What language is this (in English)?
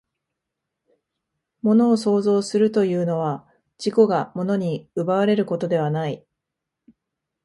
Japanese